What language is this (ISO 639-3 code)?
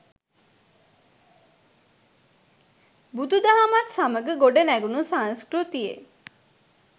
sin